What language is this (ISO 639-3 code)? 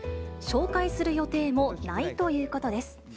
jpn